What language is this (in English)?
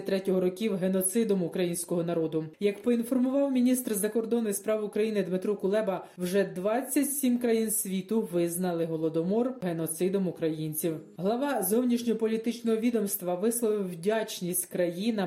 Ukrainian